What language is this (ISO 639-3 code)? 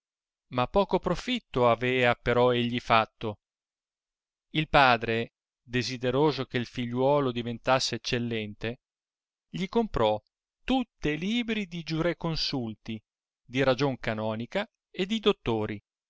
ita